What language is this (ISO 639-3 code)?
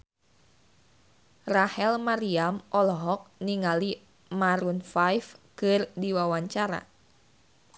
sun